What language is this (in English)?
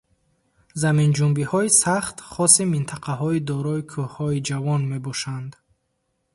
Tajik